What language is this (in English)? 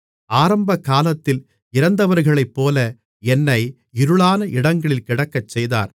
Tamil